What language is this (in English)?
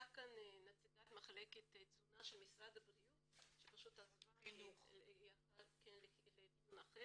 Hebrew